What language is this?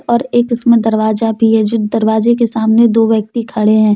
Hindi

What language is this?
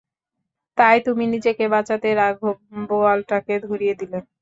Bangla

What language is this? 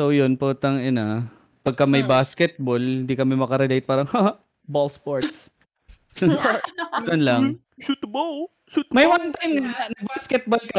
Filipino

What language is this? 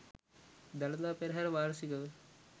Sinhala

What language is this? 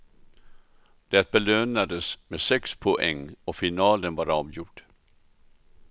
Swedish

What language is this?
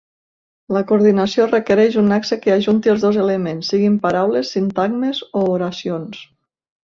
Catalan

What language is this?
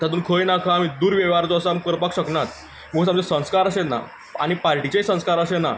Konkani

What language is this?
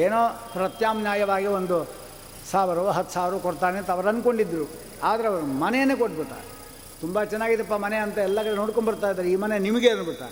Kannada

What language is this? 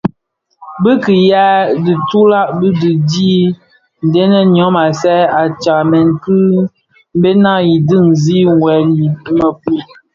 Bafia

